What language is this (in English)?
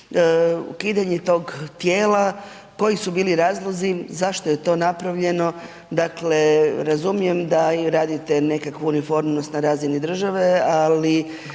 Croatian